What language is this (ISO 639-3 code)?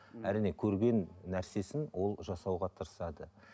kaz